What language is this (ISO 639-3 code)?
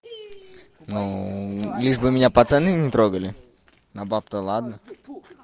rus